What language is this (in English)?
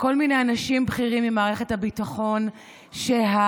Hebrew